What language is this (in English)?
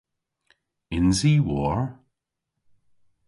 Cornish